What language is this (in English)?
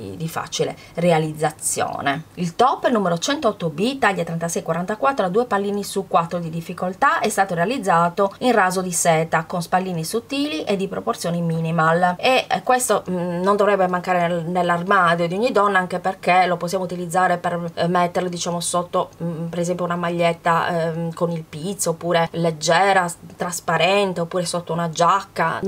Italian